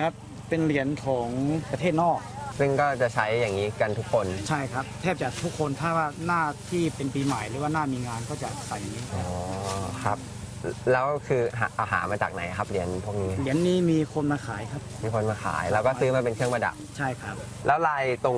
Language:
Thai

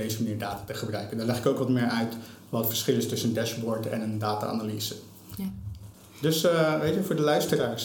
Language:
Dutch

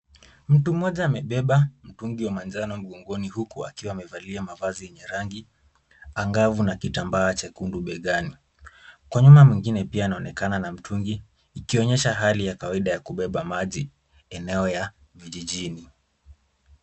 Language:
Swahili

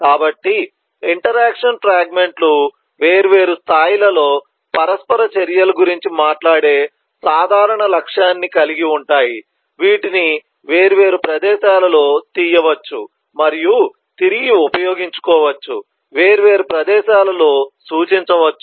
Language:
Telugu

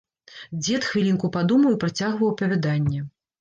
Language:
Belarusian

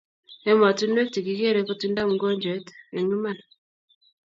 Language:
Kalenjin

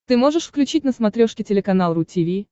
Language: Russian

